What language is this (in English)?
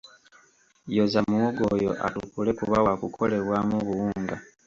Ganda